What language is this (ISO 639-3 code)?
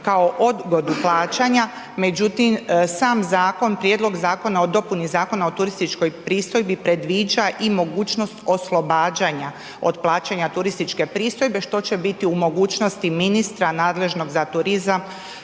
hrv